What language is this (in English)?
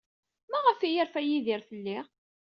Kabyle